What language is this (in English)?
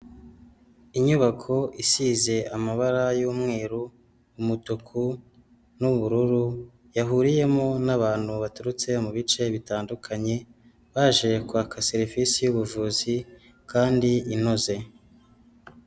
Kinyarwanda